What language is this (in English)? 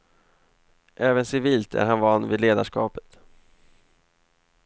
Swedish